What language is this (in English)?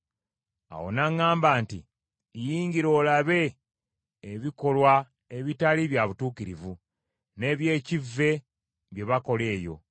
Ganda